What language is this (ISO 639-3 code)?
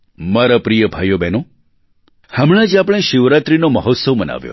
guj